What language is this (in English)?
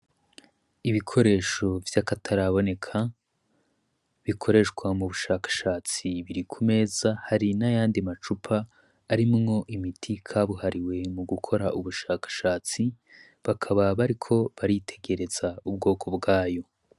Rundi